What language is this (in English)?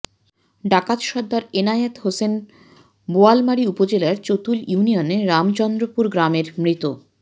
Bangla